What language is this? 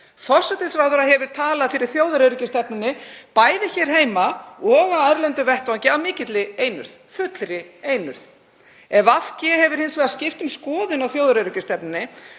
Icelandic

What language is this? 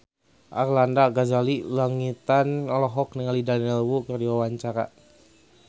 Sundanese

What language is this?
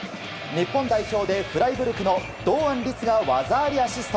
Japanese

